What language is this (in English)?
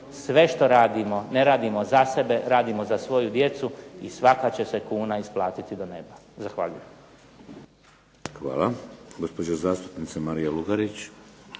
Croatian